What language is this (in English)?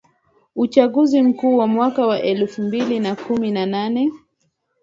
Swahili